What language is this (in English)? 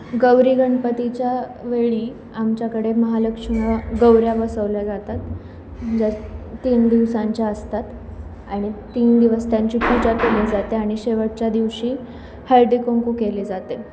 Marathi